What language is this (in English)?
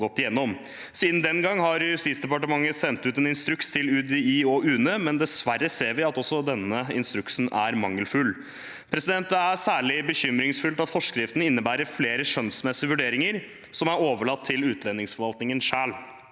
Norwegian